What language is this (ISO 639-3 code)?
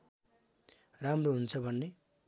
nep